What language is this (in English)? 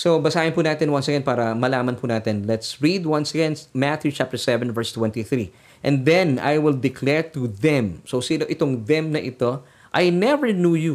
Filipino